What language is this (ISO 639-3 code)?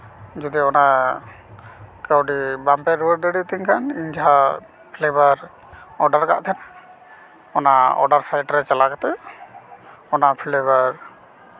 sat